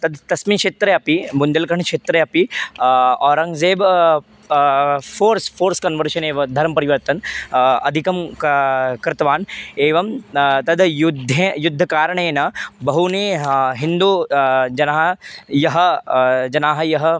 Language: Sanskrit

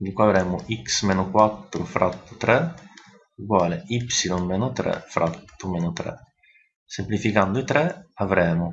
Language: Italian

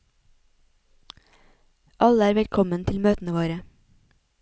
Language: Norwegian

